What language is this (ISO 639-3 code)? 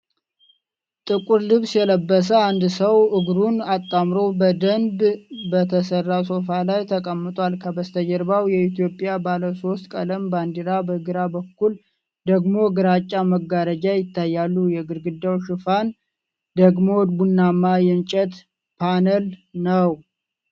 amh